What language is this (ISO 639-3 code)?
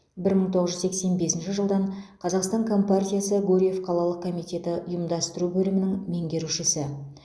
kaz